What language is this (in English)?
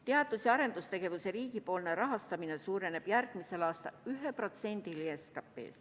Estonian